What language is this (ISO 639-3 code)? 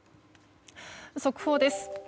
jpn